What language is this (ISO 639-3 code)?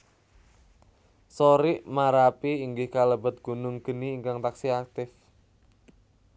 jav